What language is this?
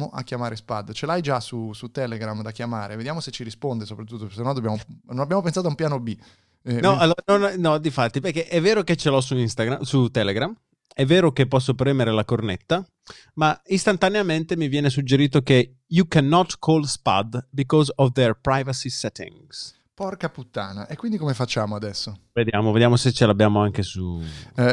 Italian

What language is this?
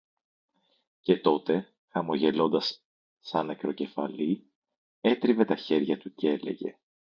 Greek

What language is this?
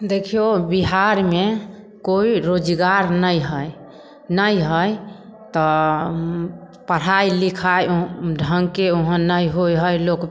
Maithili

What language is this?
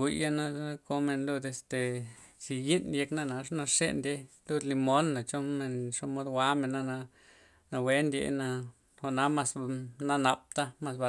Loxicha Zapotec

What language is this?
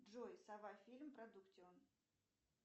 Russian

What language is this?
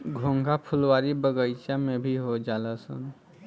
Bhojpuri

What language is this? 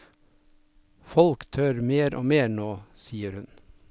Norwegian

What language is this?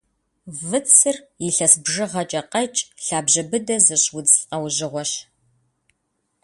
Kabardian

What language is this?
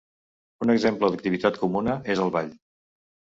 Catalan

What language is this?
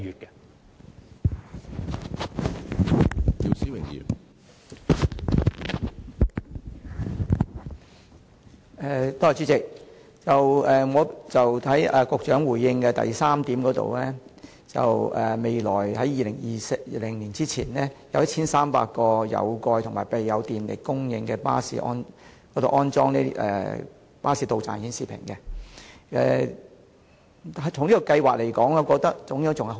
Cantonese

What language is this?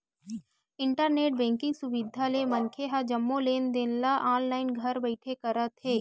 Chhattisgarhi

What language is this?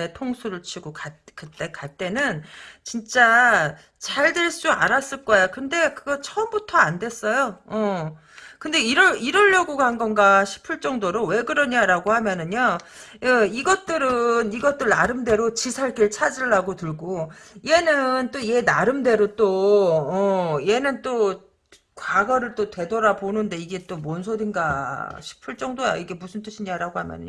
Korean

